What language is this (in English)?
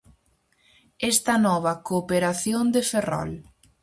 Galician